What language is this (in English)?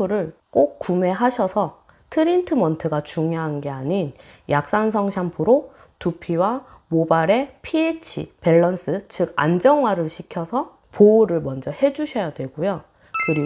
Korean